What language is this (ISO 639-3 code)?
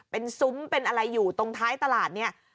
tha